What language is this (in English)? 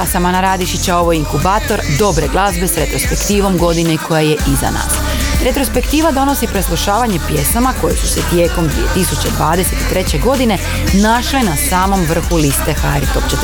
Croatian